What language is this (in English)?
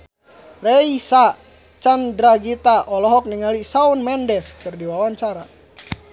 Sundanese